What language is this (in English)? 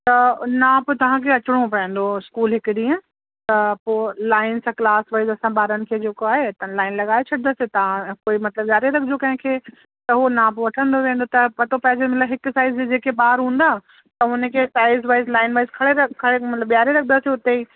Sindhi